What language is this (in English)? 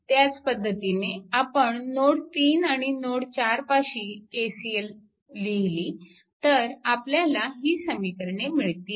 Marathi